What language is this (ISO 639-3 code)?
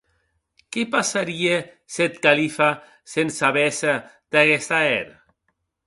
oci